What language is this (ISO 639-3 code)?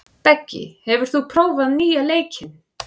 isl